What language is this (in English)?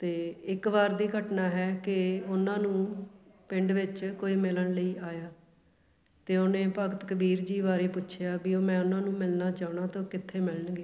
Punjabi